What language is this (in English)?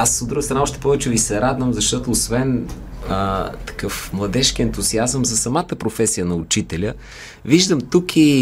Bulgarian